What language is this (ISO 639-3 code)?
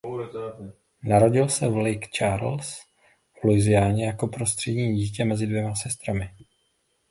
ces